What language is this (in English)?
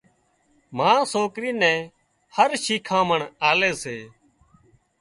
Wadiyara Koli